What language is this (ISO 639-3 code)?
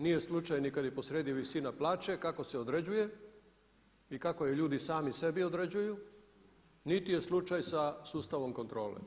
hrv